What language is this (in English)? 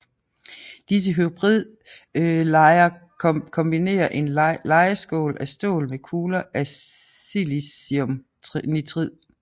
Danish